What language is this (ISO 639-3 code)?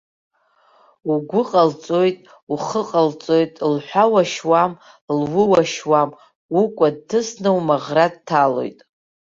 abk